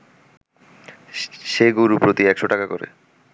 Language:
Bangla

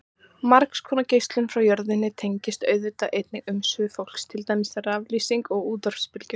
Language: Icelandic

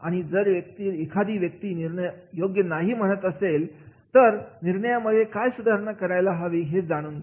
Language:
Marathi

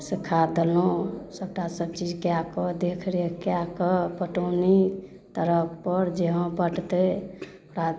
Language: Maithili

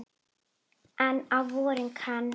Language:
Icelandic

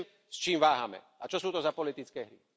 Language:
Slovak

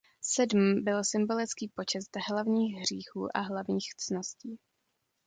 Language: Czech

